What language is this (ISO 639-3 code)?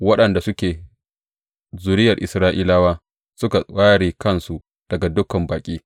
hau